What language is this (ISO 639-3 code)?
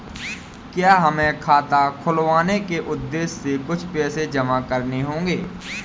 hin